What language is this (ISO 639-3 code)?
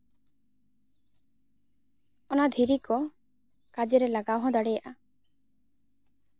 sat